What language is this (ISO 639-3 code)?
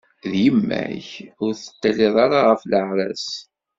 kab